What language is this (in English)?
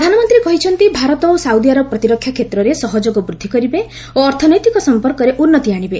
Odia